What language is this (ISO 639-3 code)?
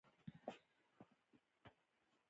pus